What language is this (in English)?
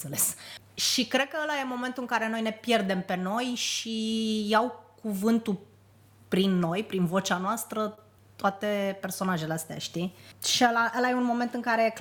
Romanian